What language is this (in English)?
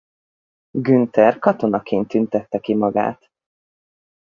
Hungarian